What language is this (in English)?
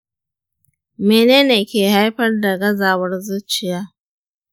Hausa